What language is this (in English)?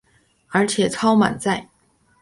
Chinese